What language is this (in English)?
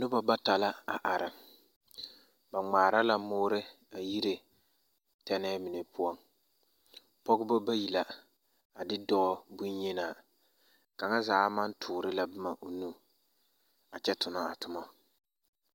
Southern Dagaare